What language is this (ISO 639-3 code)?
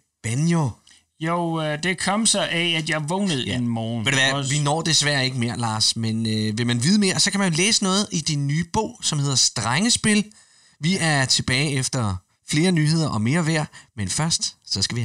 dan